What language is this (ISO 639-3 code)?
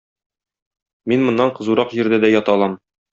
tat